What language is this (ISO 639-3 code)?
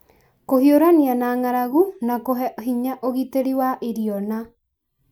kik